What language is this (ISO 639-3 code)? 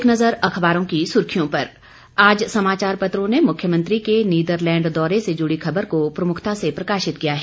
hin